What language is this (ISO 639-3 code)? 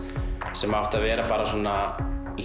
isl